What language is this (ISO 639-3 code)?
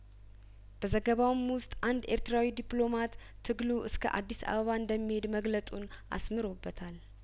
amh